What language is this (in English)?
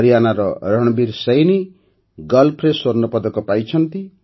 Odia